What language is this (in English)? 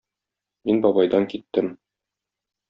Tatar